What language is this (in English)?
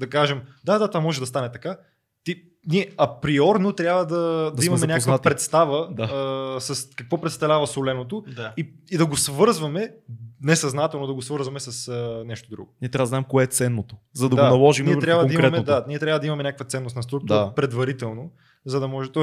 Bulgarian